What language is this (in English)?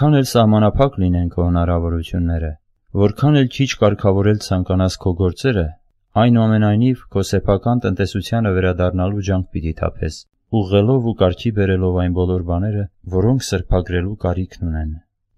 Polish